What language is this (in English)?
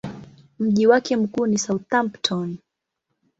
Swahili